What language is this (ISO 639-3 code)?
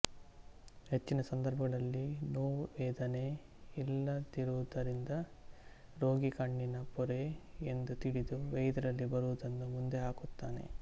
kan